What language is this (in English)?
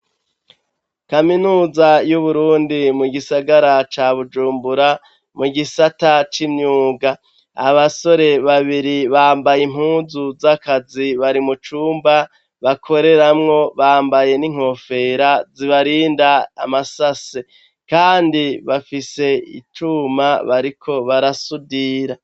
Rundi